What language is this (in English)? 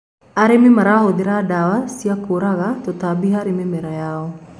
Kikuyu